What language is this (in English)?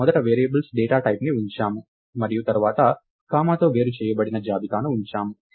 Telugu